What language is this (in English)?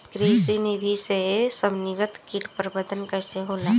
Bhojpuri